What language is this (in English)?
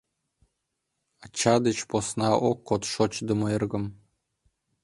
Mari